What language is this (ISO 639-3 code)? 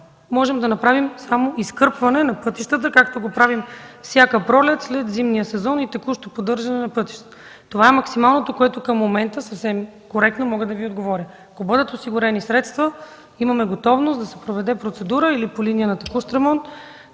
bul